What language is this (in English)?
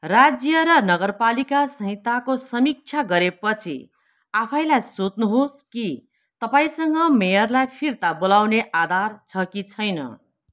Nepali